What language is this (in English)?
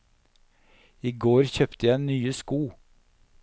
Norwegian